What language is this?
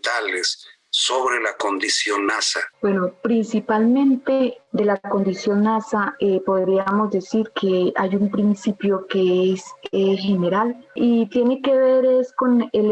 Spanish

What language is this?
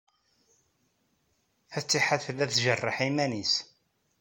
Kabyle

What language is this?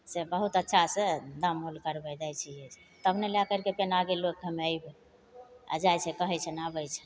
Maithili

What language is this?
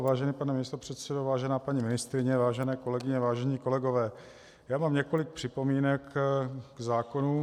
Czech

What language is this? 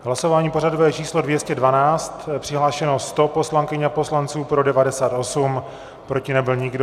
Czech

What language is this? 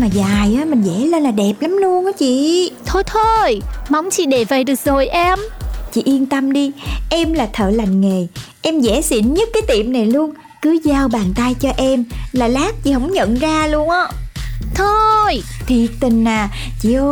Vietnamese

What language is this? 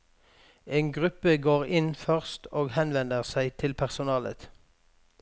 Norwegian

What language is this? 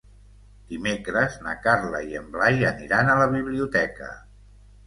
Catalan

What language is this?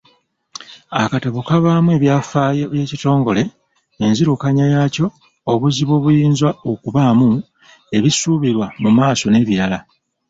Ganda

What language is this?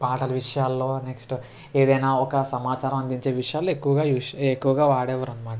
Telugu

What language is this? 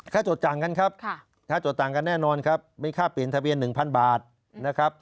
Thai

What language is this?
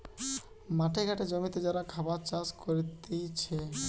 Bangla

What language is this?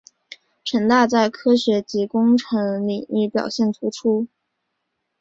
Chinese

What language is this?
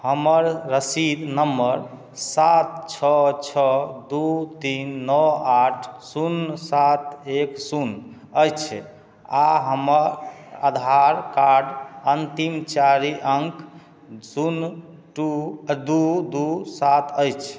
Maithili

